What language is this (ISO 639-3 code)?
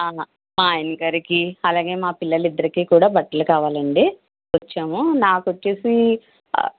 tel